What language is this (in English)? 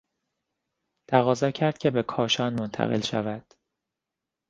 Persian